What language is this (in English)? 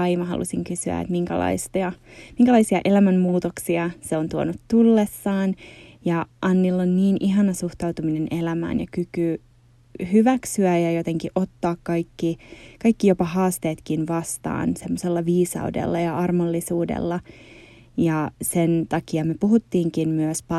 Finnish